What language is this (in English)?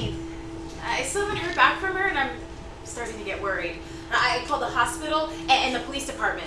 English